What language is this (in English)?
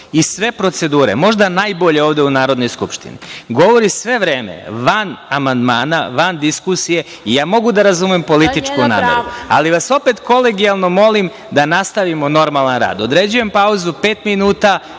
Serbian